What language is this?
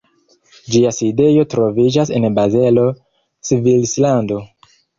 Esperanto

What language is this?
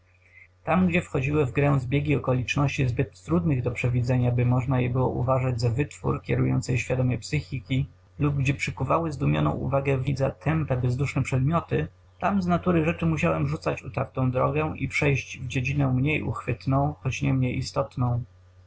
Polish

